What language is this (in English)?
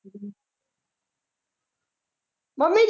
Punjabi